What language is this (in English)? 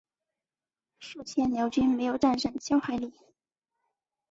Chinese